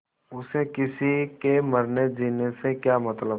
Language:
Hindi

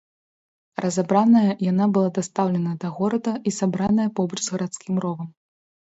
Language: Belarusian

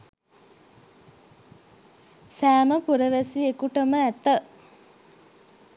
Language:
Sinhala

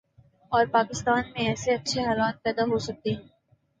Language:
Urdu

